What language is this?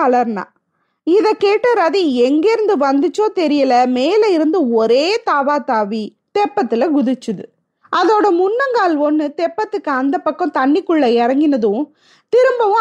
Tamil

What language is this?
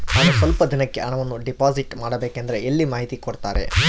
Kannada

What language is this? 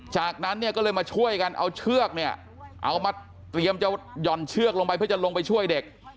Thai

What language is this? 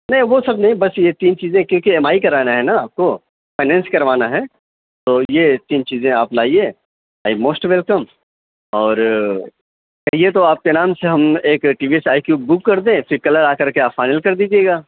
Urdu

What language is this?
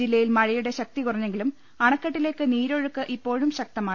Malayalam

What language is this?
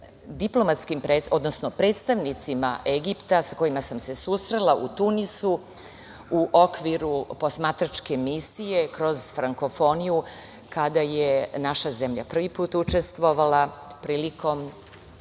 Serbian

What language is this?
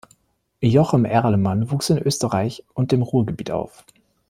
German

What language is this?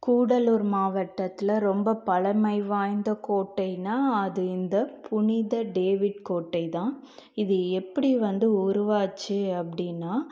Tamil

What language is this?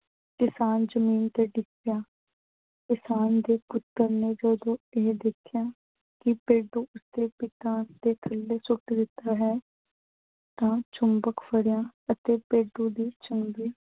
Punjabi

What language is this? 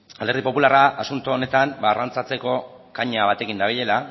Basque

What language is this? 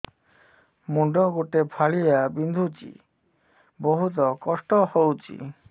Odia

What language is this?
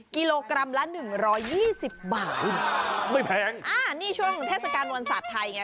Thai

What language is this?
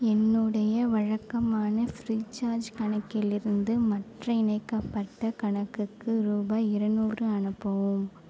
Tamil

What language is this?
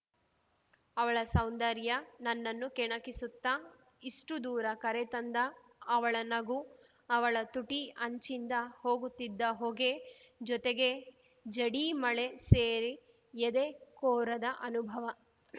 Kannada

